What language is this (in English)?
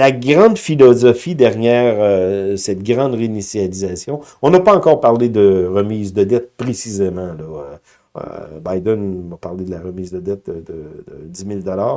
French